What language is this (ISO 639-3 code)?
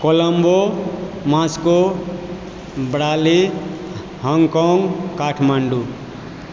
mai